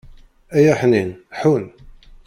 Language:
Kabyle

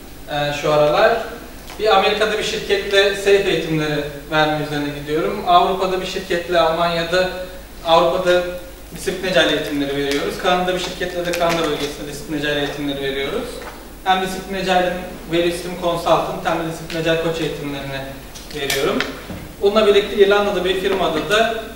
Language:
Turkish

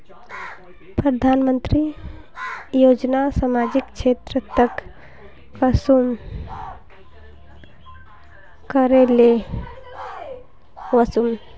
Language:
Magahi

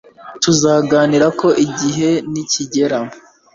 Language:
Kinyarwanda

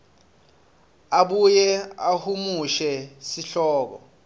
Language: Swati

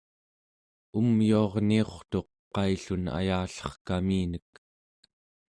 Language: Central Yupik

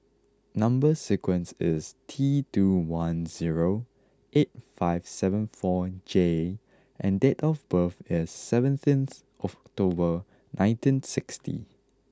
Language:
English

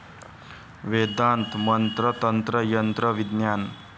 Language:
Marathi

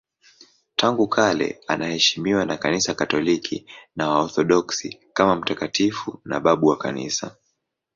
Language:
Swahili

